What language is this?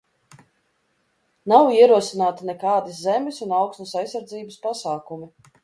Latvian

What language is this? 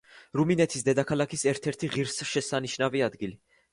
Georgian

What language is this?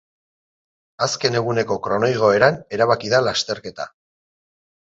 Basque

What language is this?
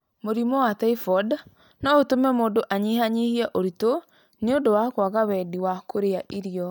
Kikuyu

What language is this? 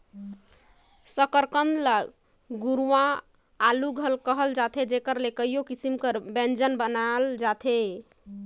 Chhattisgarhi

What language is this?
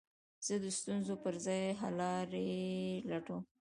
Pashto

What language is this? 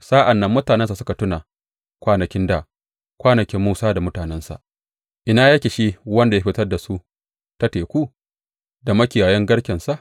Hausa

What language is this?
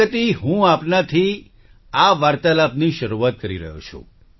Gujarati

